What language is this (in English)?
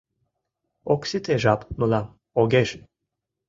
Mari